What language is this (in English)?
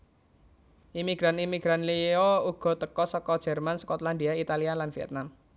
Javanese